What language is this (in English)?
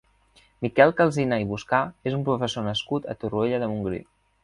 Catalan